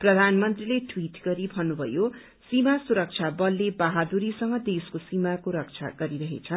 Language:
Nepali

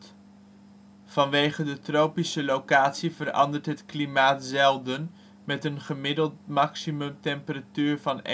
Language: Dutch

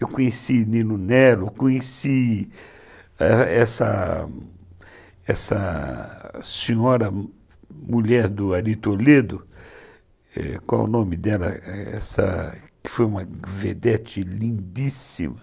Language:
Portuguese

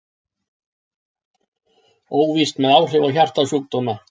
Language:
Icelandic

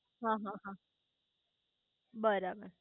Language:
Gujarati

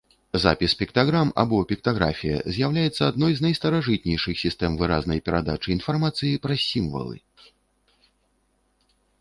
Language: Belarusian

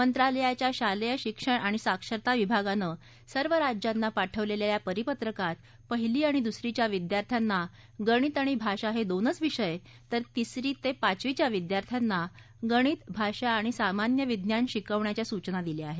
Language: Marathi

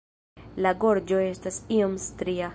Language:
Esperanto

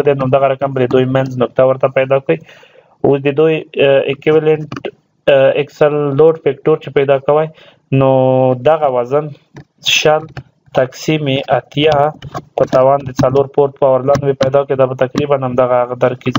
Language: Romanian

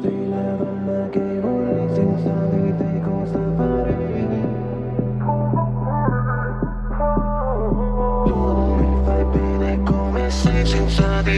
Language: German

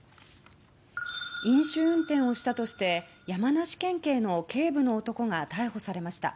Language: Japanese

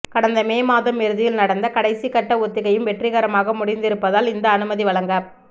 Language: Tamil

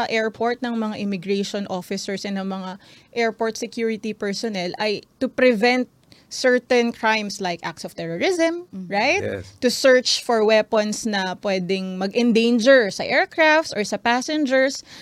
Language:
Filipino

